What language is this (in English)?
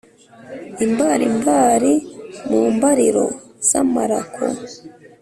Kinyarwanda